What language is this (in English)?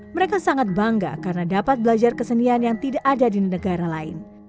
Indonesian